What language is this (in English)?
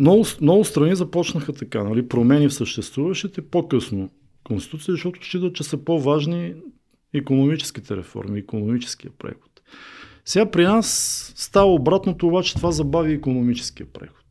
Bulgarian